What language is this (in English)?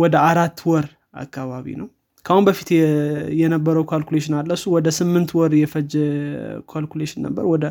Amharic